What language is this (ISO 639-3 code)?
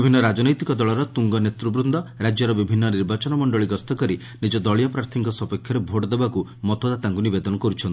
ori